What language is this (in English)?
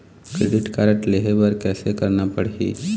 Chhattisgarhi